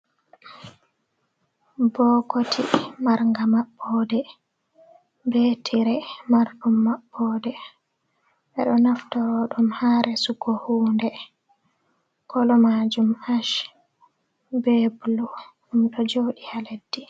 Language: Fula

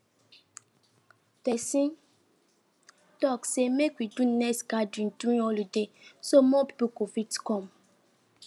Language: Nigerian Pidgin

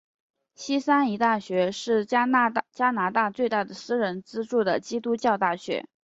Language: Chinese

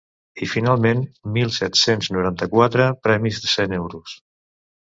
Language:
Catalan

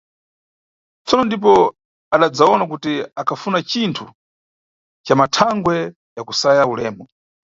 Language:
Nyungwe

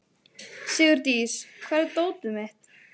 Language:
Icelandic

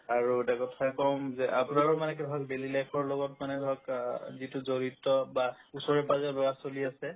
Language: Assamese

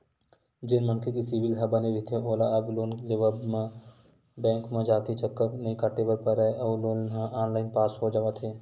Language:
Chhattisgarhi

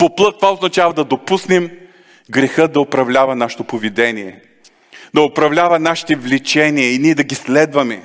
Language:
Bulgarian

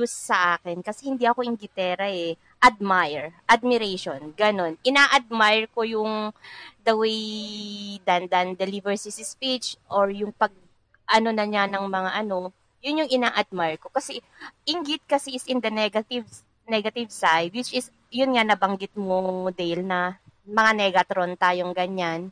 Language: Filipino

